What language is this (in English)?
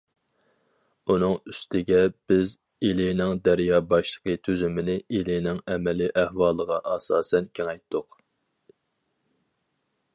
Uyghur